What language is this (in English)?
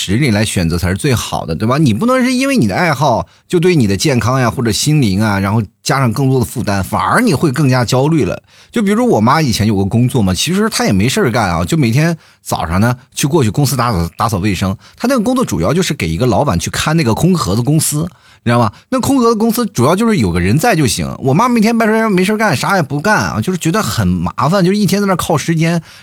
Chinese